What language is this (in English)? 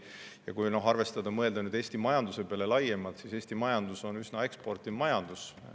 Estonian